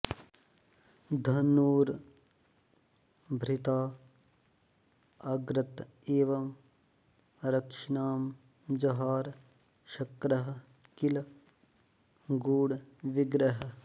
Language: Sanskrit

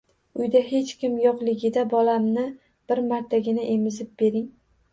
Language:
Uzbek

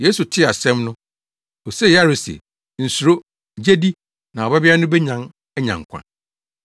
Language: Akan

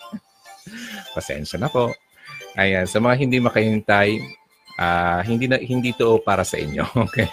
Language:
Filipino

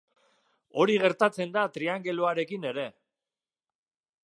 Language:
Basque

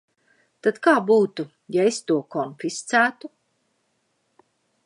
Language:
Latvian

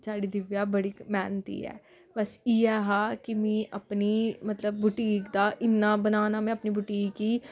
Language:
Dogri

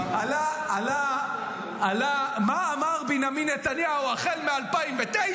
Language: Hebrew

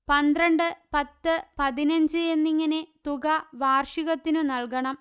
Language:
Malayalam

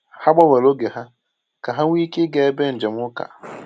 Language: Igbo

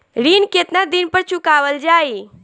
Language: Bhojpuri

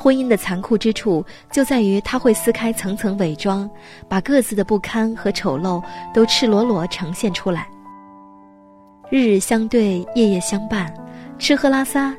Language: Chinese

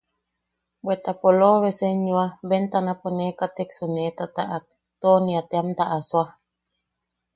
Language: Yaqui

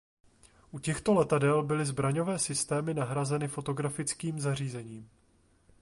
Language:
Czech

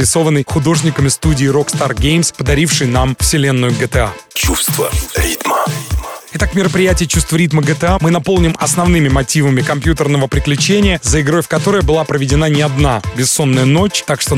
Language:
Russian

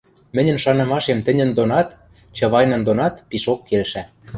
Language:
Western Mari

